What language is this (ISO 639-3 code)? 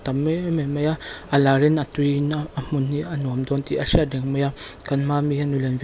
lus